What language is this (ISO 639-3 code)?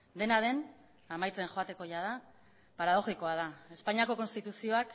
eus